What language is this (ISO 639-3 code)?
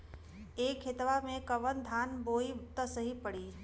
bho